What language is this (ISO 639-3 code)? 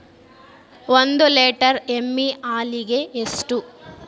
kan